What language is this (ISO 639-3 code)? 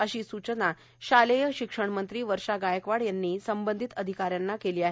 mar